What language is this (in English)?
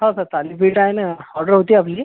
Marathi